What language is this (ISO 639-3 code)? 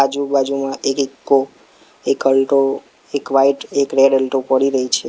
guj